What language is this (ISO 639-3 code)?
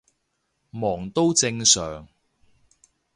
yue